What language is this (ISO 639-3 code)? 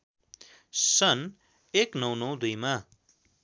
nep